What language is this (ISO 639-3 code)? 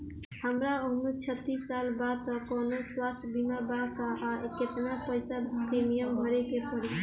bho